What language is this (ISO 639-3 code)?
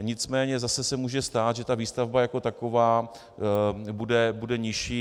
ces